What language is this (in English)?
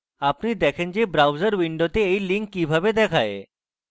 Bangla